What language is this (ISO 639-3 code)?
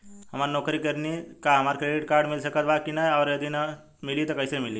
bho